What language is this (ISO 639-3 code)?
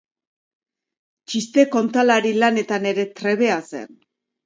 eus